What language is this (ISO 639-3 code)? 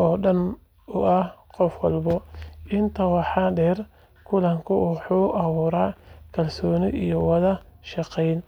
som